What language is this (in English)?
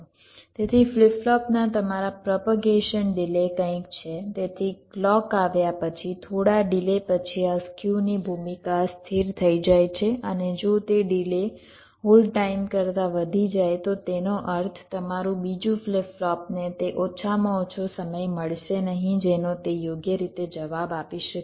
Gujarati